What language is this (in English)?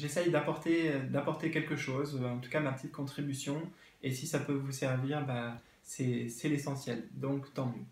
French